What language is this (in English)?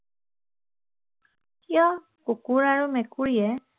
Assamese